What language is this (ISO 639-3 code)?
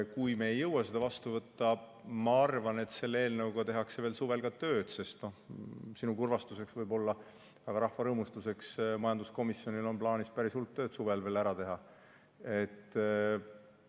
est